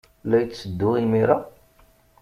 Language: Kabyle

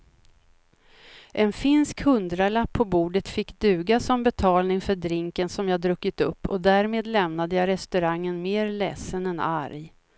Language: Swedish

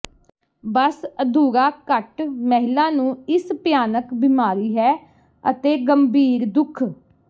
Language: Punjabi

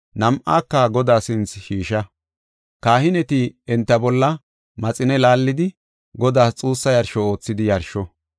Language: Gofa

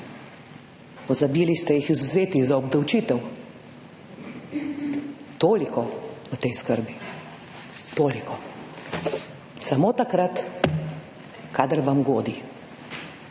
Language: Slovenian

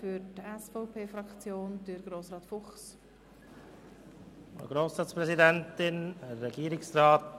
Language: Swiss German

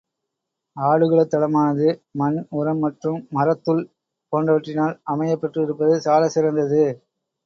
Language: Tamil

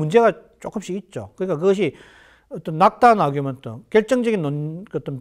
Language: Korean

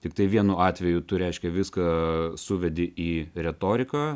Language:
Lithuanian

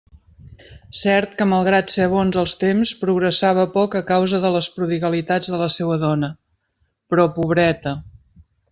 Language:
Catalan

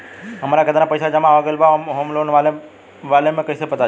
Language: Bhojpuri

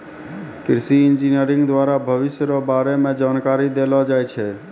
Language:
Maithili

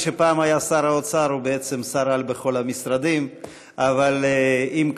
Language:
Hebrew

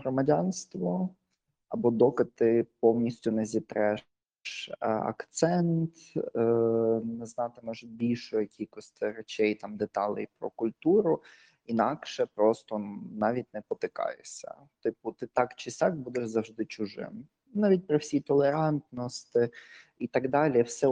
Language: Ukrainian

